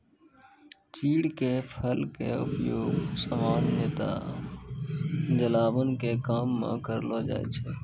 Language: Maithili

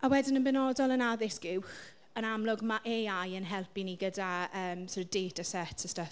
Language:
Welsh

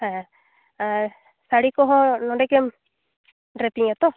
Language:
Santali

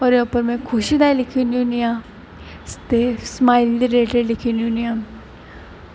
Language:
Dogri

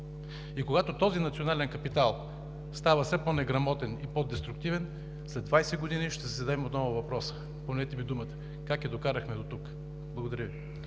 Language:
Bulgarian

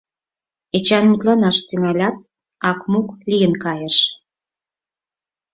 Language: Mari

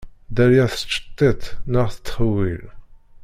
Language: Kabyle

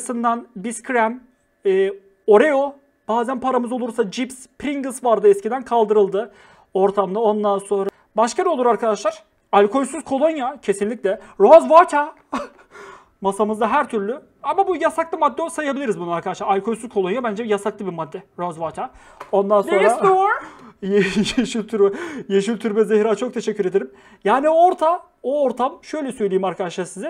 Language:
Turkish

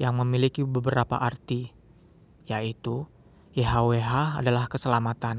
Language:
Indonesian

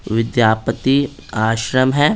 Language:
Hindi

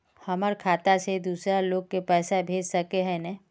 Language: Magahi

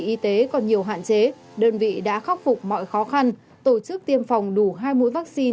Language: Vietnamese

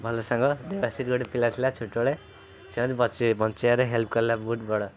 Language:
Odia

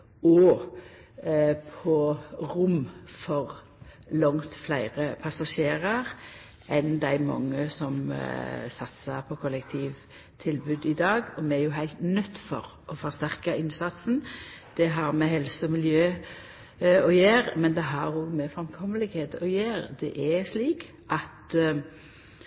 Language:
Norwegian Nynorsk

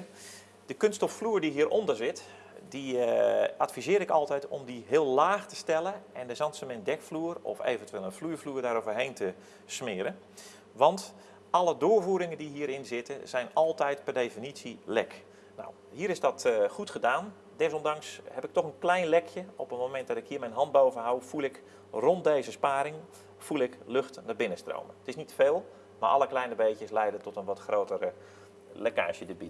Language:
Dutch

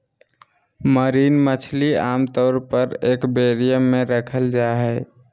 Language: Magahi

